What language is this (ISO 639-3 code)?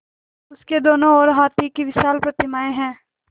hin